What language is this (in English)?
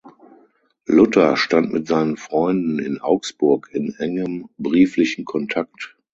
German